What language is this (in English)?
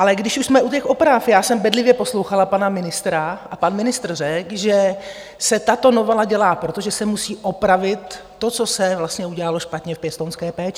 Czech